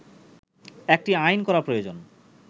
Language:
Bangla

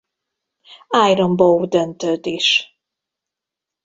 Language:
Hungarian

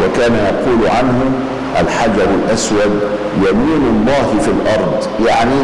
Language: Arabic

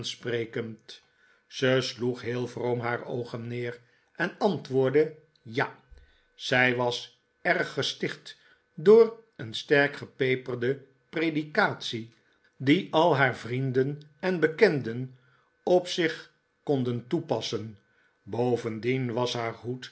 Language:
Dutch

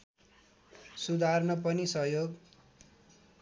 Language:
Nepali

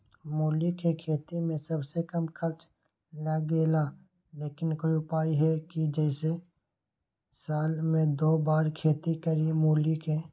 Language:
Magahi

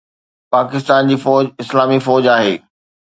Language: Sindhi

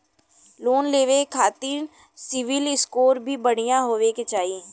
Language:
Bhojpuri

